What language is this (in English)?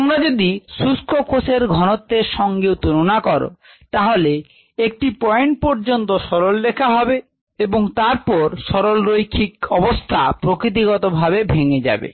Bangla